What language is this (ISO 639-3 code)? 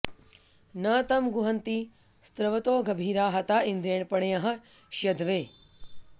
san